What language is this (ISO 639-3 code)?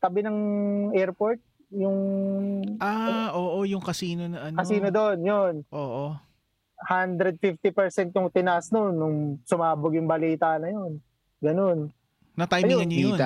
fil